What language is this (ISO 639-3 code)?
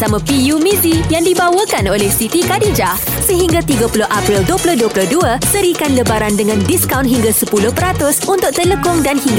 msa